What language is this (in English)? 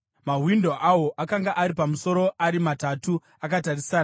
Shona